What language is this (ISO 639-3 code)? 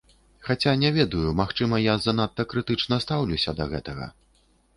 bel